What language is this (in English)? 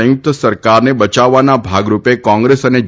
Gujarati